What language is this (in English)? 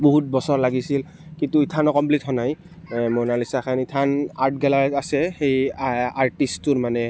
Assamese